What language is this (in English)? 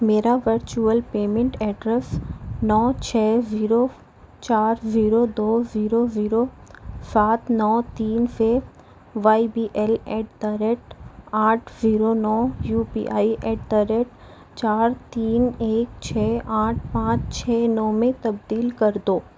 Urdu